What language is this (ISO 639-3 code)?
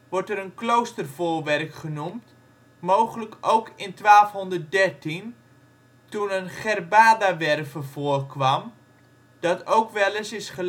nld